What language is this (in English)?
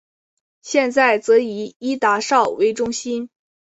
Chinese